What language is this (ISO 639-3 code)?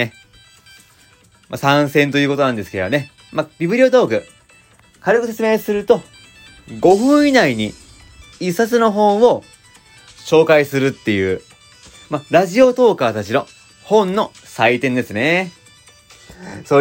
jpn